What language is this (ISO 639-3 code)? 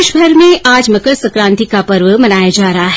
hin